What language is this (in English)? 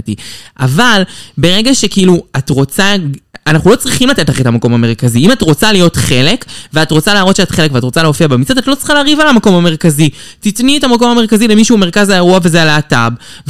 Hebrew